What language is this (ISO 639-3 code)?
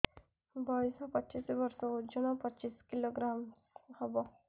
ori